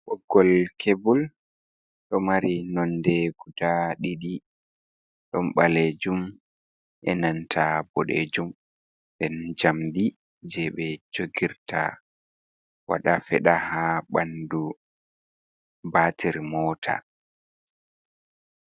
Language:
Fula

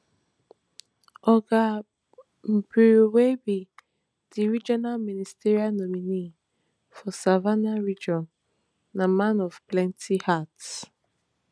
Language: Nigerian Pidgin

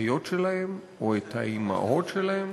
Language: Hebrew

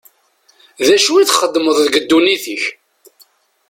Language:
Kabyle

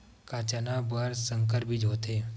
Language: Chhattisgarhi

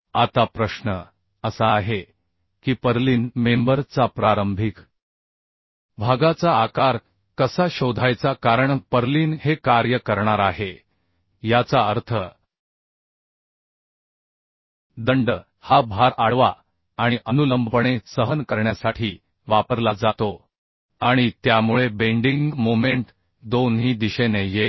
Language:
Marathi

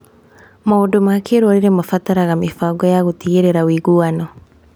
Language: Kikuyu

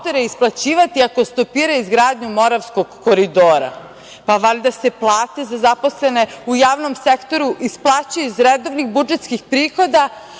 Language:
Serbian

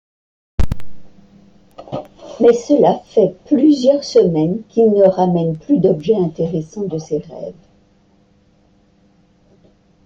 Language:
French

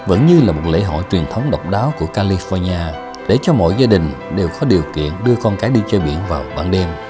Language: Vietnamese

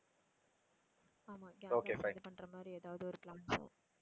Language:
Tamil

